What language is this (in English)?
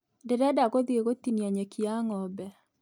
Kikuyu